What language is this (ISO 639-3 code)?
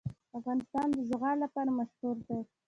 pus